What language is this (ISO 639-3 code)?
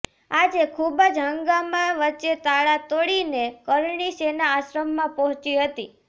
guj